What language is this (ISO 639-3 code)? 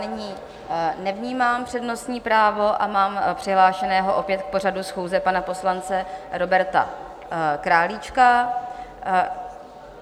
ces